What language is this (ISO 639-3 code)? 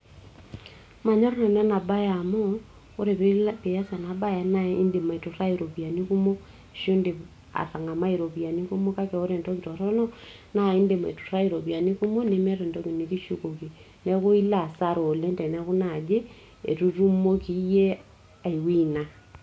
mas